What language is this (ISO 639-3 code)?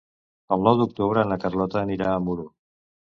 cat